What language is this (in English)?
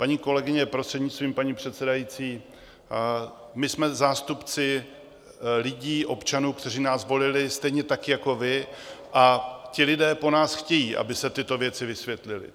Czech